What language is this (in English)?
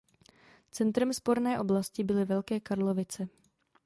Czech